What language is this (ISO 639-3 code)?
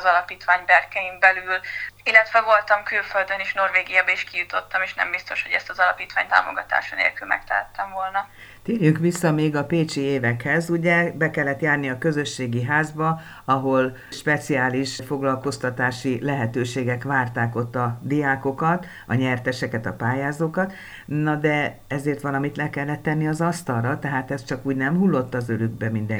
hun